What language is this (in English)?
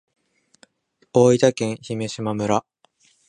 Japanese